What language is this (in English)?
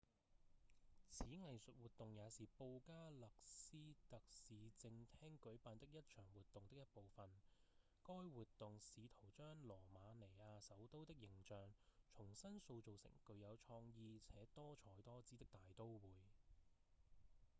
Cantonese